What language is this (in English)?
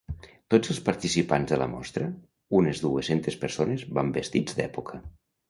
Catalan